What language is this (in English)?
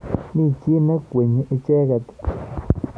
Kalenjin